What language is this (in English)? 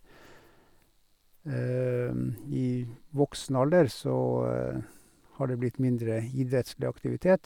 Norwegian